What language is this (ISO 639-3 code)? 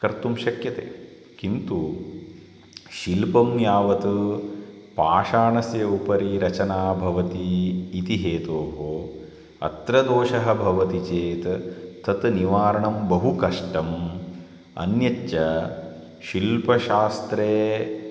san